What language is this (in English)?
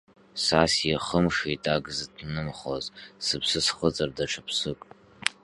Abkhazian